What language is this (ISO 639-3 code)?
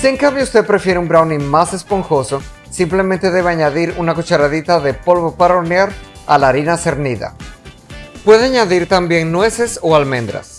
spa